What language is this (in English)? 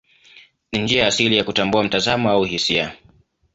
Swahili